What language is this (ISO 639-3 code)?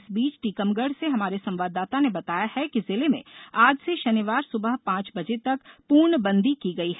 hin